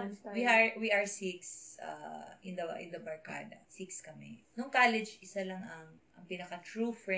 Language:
Filipino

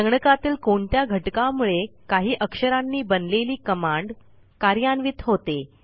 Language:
Marathi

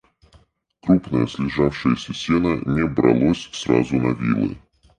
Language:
Russian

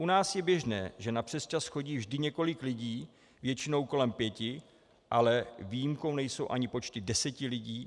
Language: Czech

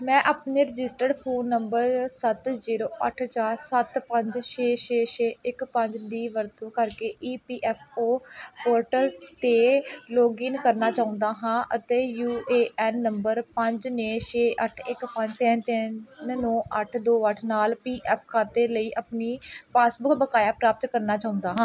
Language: Punjabi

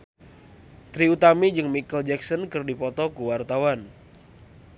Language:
Sundanese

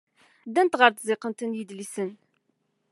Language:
Kabyle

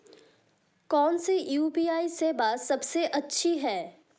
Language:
Hindi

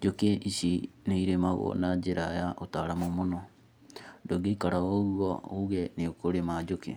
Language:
Kikuyu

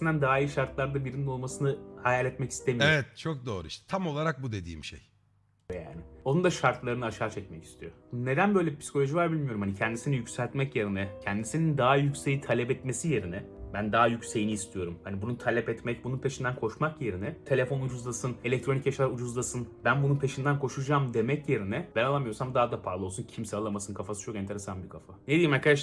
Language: Turkish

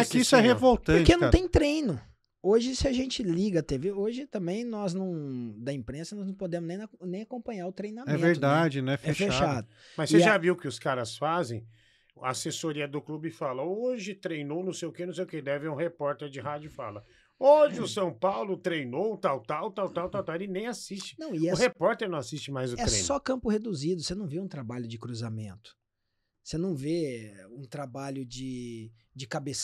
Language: Portuguese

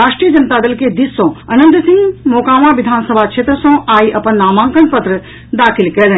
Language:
Maithili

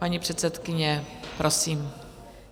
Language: Czech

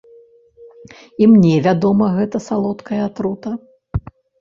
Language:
Belarusian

